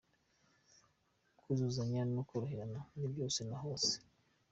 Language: Kinyarwanda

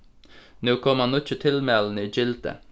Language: Faroese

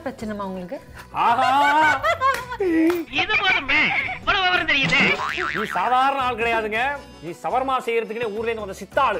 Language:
Tamil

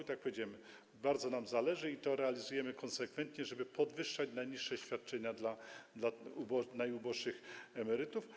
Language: Polish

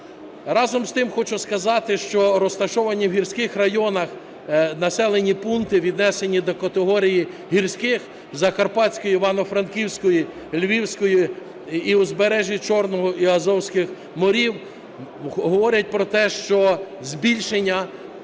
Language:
Ukrainian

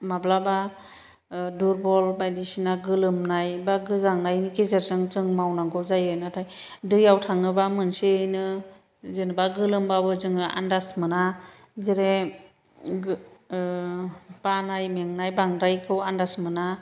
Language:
Bodo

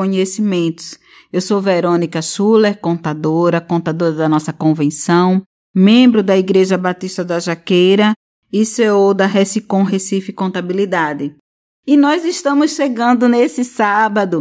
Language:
Portuguese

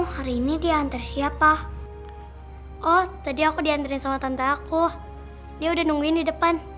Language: Indonesian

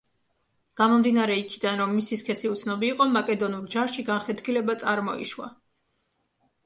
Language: Georgian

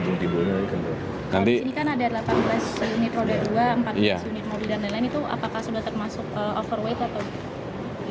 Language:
Indonesian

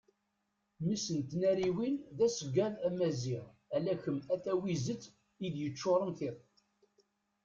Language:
Kabyle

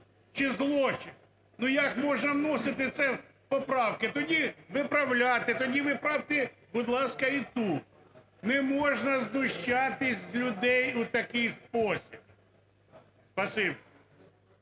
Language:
Ukrainian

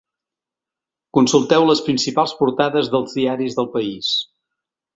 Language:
Catalan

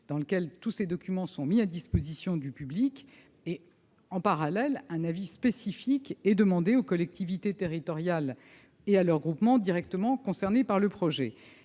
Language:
French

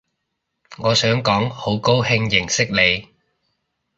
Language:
Cantonese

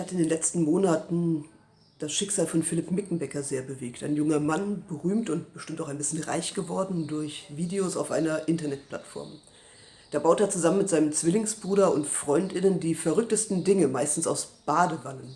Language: German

